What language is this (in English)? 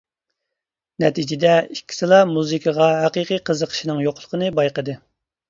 Uyghur